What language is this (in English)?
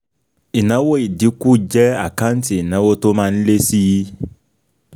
Yoruba